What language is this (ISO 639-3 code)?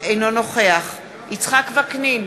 heb